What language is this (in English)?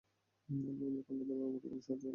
Bangla